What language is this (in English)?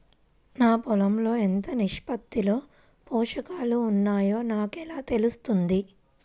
Telugu